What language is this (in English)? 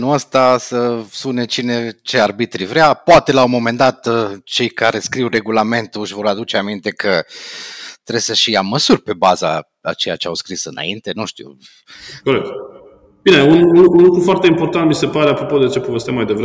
Romanian